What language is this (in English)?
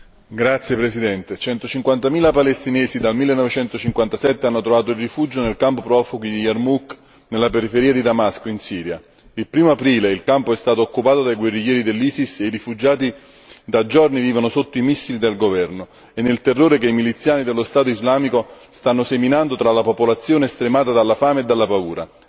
Italian